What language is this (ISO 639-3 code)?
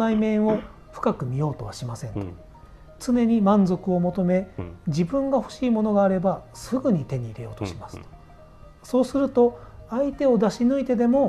jpn